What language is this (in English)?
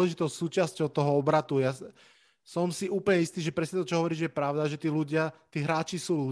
Slovak